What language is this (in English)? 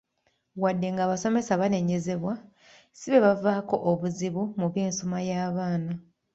Ganda